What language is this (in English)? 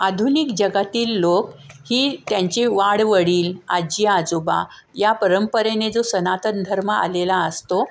Marathi